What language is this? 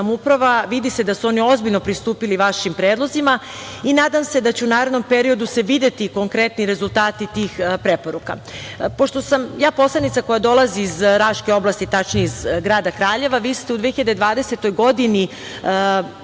Serbian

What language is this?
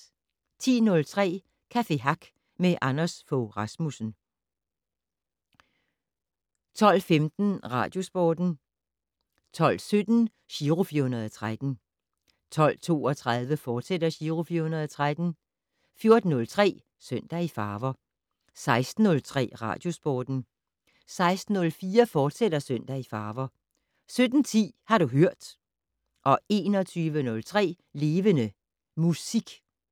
Danish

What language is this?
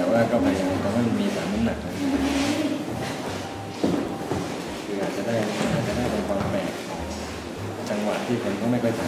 Thai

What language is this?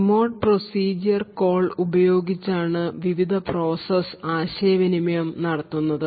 Malayalam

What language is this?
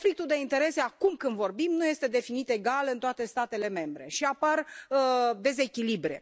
Romanian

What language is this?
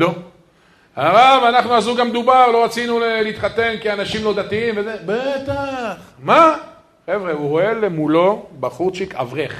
Hebrew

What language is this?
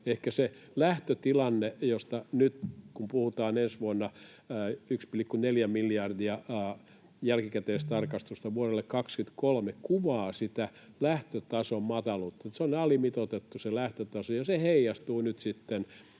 Finnish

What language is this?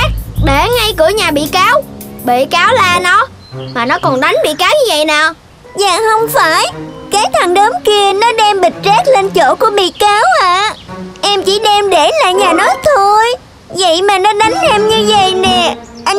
Vietnamese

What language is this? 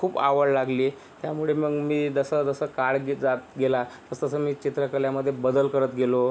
Marathi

